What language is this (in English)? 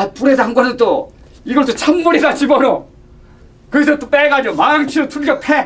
Korean